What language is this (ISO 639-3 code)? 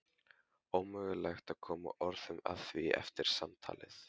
isl